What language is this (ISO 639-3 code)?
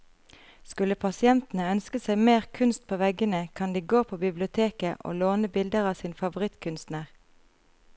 nor